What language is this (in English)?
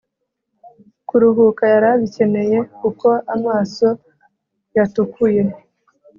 Kinyarwanda